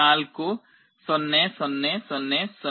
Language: Kannada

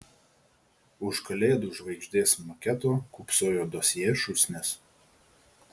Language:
Lithuanian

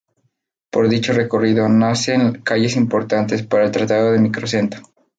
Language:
Spanish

